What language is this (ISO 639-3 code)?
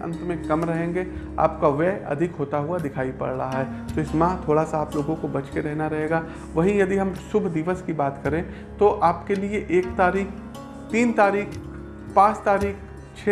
hin